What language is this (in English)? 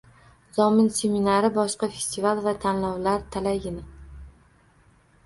Uzbek